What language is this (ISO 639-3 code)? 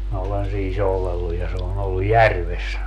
fin